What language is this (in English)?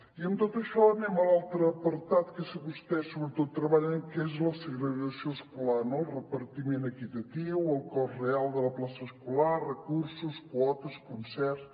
Catalan